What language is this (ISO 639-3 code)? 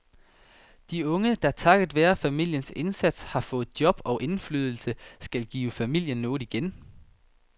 dan